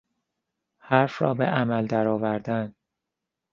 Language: Persian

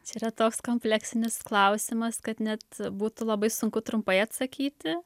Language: Lithuanian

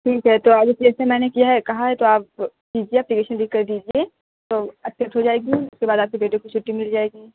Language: Urdu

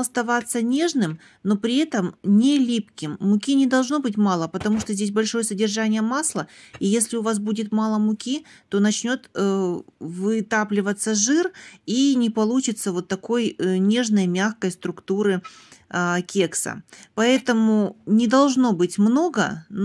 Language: Russian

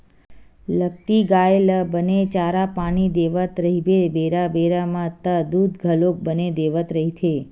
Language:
Chhattisgarhi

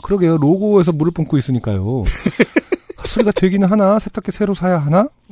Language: Korean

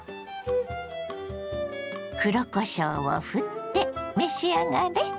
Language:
Japanese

